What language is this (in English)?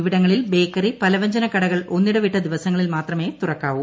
Malayalam